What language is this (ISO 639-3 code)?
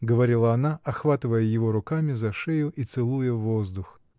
rus